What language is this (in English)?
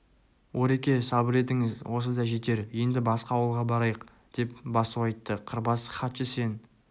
Kazakh